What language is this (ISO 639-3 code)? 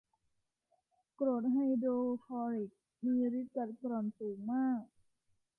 tha